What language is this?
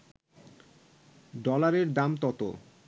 Bangla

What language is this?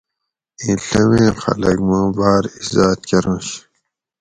Gawri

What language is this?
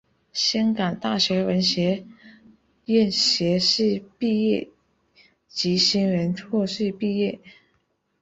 Chinese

